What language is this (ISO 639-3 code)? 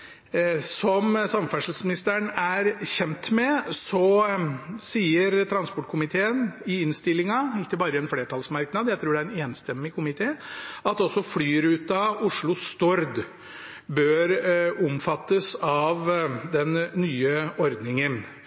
nob